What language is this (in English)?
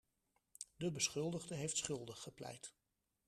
Dutch